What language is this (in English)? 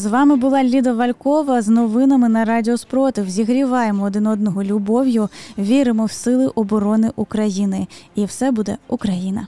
Ukrainian